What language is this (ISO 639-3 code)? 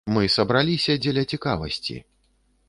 bel